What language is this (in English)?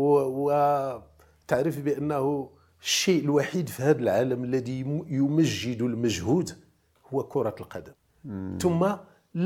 Arabic